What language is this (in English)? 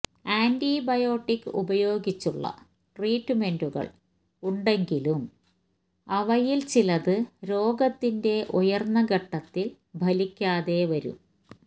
Malayalam